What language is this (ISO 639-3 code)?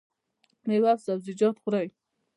pus